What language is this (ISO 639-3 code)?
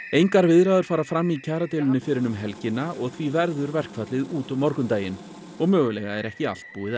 isl